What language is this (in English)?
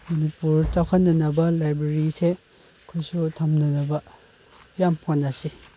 Manipuri